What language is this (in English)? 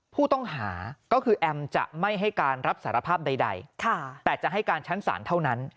Thai